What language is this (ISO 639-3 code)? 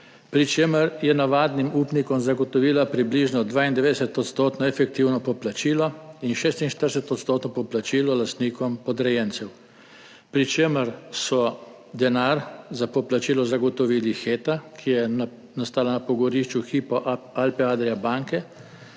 slv